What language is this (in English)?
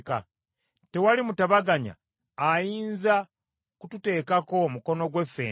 Ganda